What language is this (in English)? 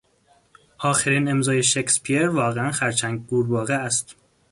Persian